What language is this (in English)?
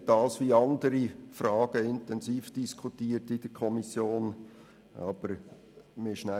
Swiss German